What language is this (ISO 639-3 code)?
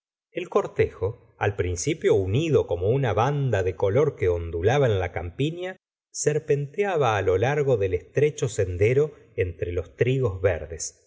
spa